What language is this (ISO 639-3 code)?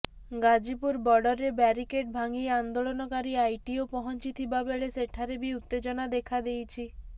ori